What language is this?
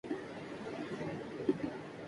Urdu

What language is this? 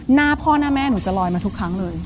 Thai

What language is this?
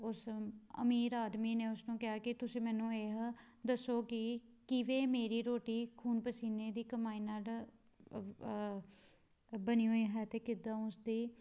Punjabi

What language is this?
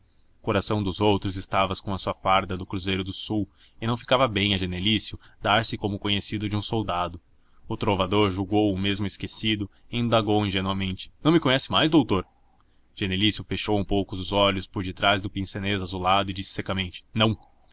Portuguese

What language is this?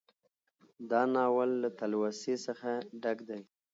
Pashto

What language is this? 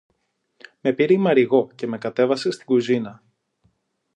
Greek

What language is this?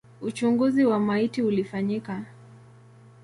Swahili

